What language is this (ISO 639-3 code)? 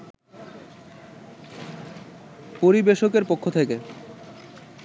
ben